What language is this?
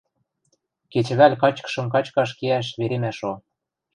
Western Mari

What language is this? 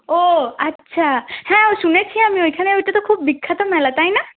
Bangla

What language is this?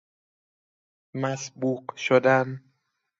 Persian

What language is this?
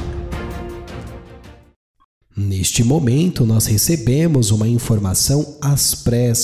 Portuguese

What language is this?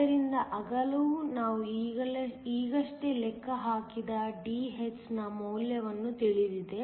Kannada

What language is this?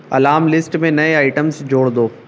Urdu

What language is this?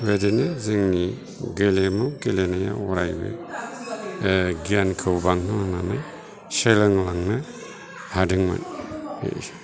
Bodo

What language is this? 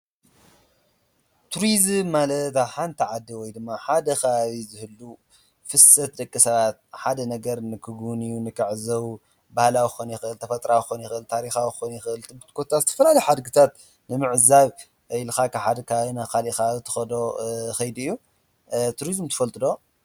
Tigrinya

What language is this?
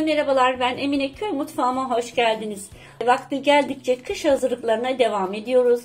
Turkish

